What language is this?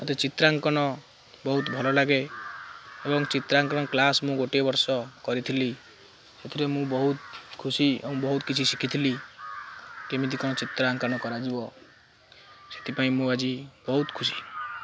Odia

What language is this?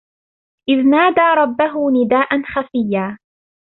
Arabic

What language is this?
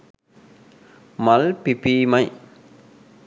Sinhala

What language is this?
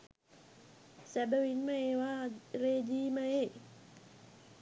Sinhala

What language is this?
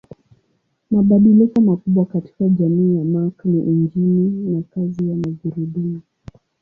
Swahili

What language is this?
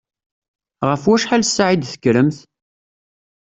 Kabyle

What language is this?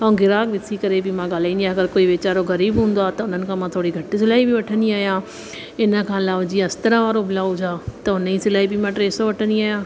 Sindhi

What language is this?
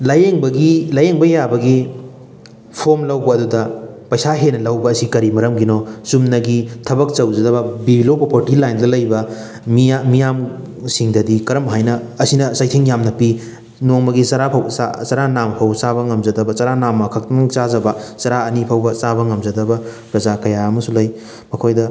Manipuri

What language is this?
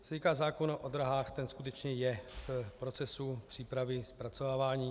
Czech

